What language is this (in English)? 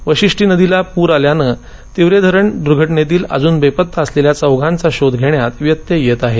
Marathi